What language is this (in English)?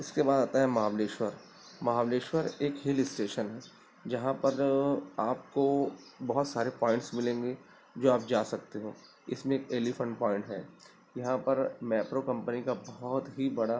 Urdu